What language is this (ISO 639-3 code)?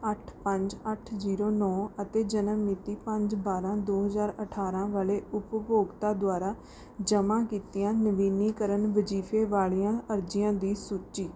pan